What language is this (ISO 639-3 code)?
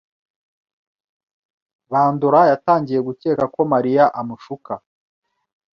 kin